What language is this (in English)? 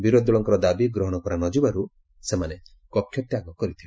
Odia